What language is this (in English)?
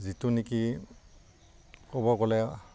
Assamese